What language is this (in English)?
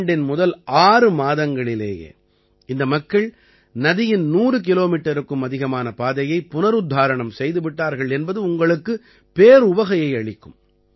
Tamil